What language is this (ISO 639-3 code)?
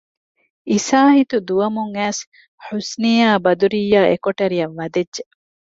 div